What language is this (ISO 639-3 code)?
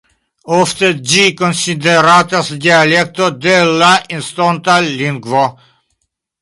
epo